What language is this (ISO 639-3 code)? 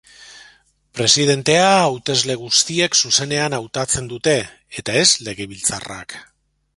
eus